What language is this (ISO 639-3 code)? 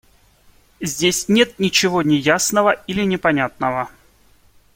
rus